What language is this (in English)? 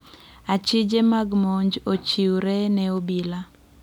Luo (Kenya and Tanzania)